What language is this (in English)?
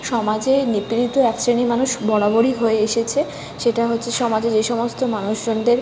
Bangla